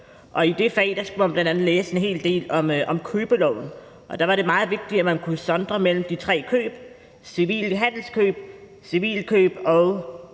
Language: Danish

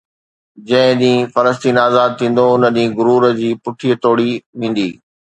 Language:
Sindhi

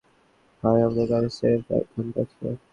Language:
Bangla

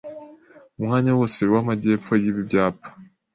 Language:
Kinyarwanda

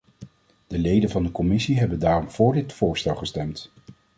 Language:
Dutch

